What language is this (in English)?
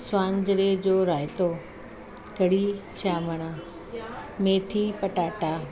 Sindhi